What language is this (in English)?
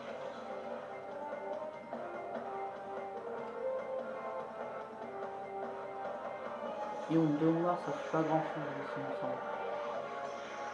French